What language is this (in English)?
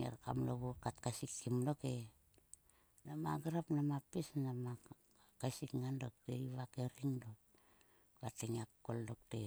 Sulka